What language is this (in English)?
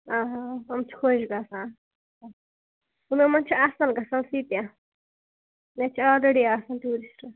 Kashmiri